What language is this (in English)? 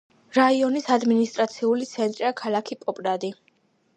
Georgian